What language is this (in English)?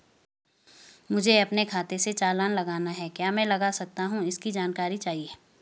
Hindi